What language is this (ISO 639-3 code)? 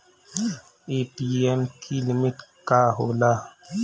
bho